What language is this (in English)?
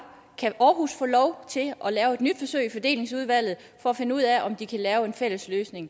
Danish